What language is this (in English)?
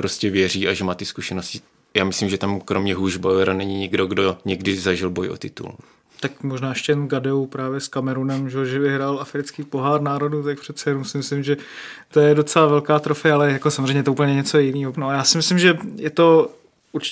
Czech